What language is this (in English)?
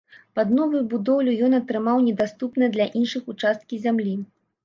Belarusian